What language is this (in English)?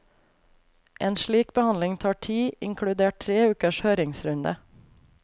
Norwegian